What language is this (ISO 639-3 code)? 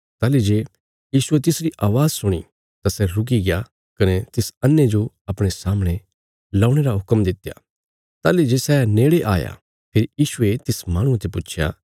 kfs